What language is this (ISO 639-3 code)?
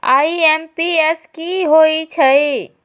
mag